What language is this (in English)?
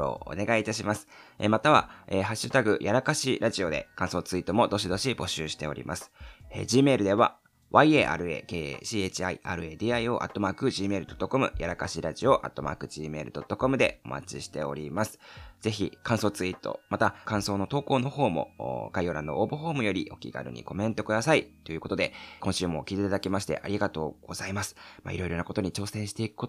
Japanese